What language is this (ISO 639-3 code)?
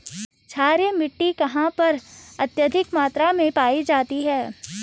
hin